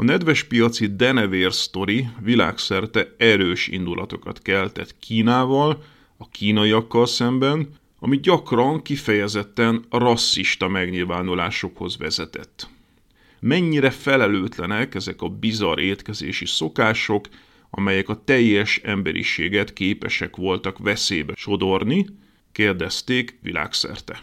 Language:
Hungarian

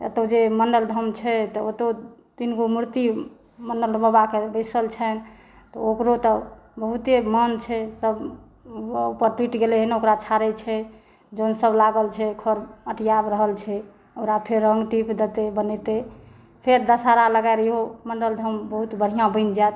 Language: Maithili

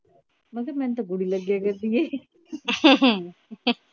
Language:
Punjabi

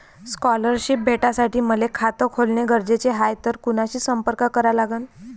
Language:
Marathi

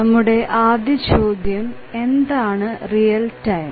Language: Malayalam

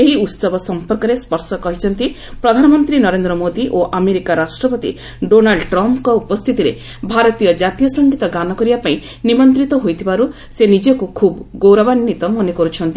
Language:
Odia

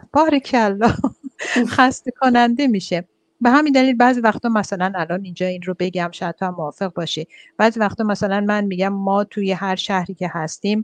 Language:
Persian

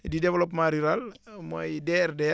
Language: Wolof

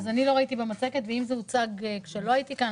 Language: Hebrew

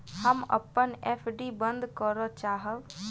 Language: Maithili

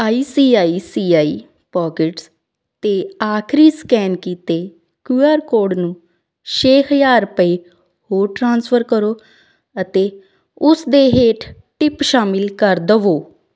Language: Punjabi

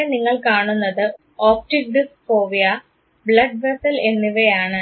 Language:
Malayalam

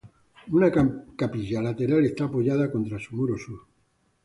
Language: Spanish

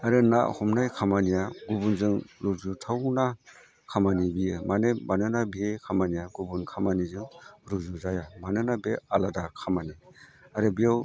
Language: Bodo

